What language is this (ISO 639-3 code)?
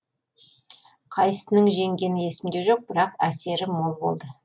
kaz